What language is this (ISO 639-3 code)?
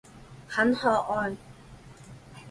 zho